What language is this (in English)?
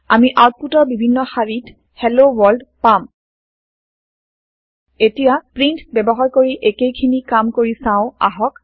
Assamese